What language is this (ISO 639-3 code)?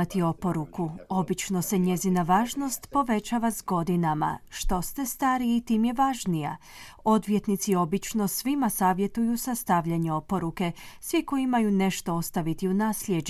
hrv